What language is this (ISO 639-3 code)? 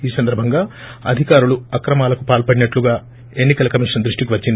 tel